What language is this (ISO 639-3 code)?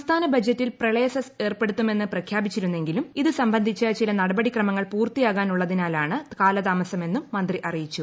mal